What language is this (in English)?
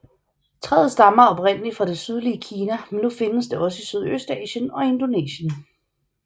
Danish